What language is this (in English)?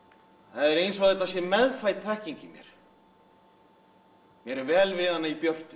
Icelandic